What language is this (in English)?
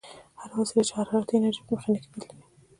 Pashto